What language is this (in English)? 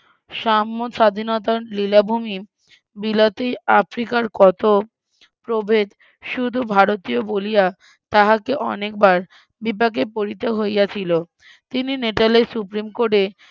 Bangla